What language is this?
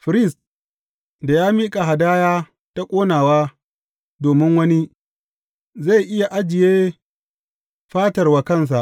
Hausa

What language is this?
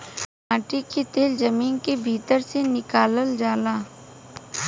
Bhojpuri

